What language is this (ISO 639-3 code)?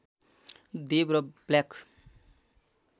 nep